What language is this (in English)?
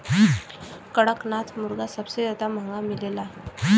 Bhojpuri